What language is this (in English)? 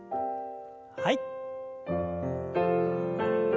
Japanese